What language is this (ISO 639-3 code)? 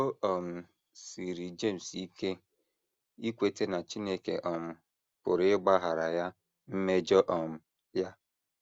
ibo